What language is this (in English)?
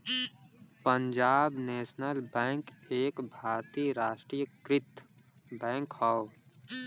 Bhojpuri